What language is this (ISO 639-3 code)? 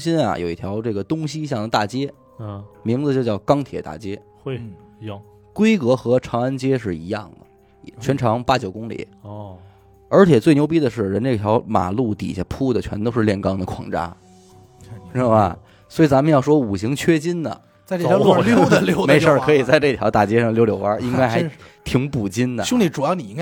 zho